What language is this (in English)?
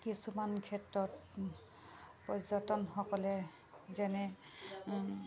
Assamese